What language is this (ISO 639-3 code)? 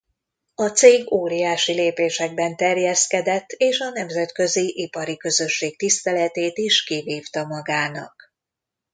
hun